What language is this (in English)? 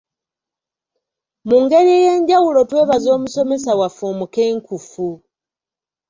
Ganda